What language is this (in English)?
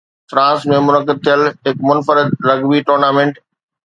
Sindhi